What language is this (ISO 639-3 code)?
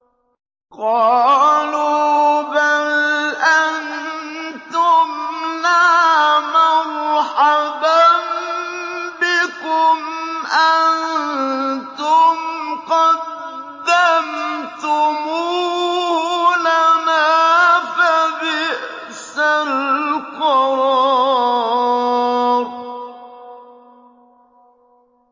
ara